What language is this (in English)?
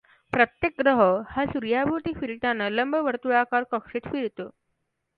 Marathi